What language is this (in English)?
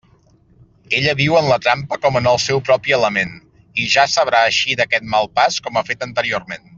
Catalan